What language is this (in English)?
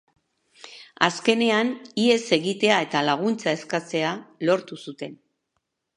Basque